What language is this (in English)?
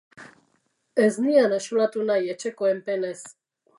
Basque